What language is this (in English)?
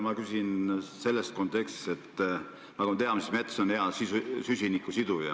Estonian